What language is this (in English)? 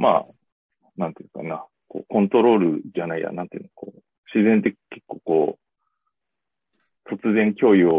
Japanese